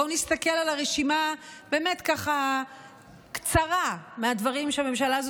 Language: Hebrew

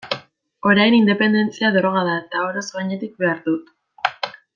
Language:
Basque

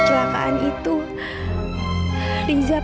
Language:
Indonesian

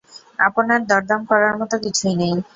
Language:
Bangla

